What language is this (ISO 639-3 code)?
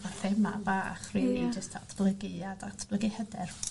cym